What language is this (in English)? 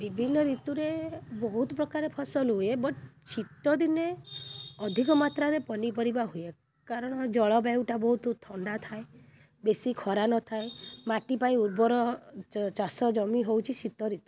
Odia